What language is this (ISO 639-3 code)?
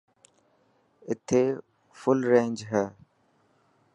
mki